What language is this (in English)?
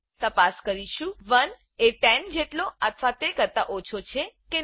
Gujarati